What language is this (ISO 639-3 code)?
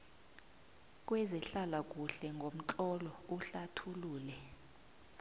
nbl